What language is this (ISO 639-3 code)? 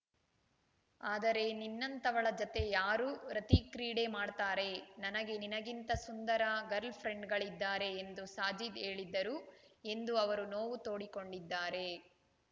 kan